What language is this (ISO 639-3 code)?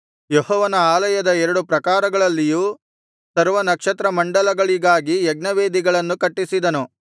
kan